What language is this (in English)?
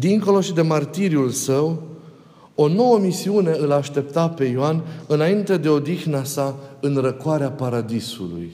Romanian